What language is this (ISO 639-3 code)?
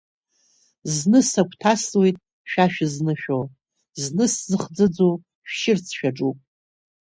abk